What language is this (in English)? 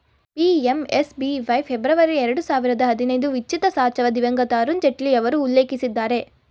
Kannada